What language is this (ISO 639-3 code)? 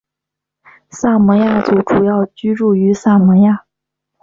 zho